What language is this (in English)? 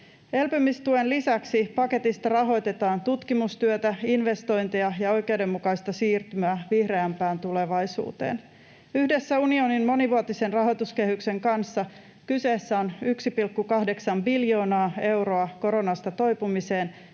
Finnish